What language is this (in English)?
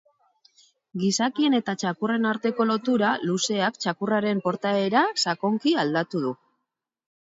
Basque